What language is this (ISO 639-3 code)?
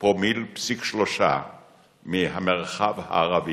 heb